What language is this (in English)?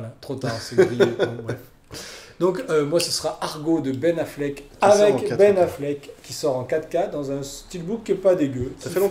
French